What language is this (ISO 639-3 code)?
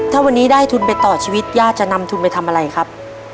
tha